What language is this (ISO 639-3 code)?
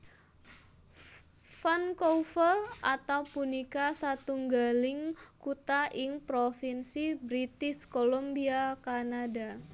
jav